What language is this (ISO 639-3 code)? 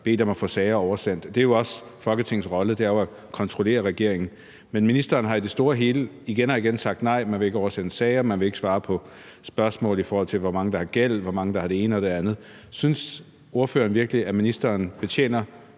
dan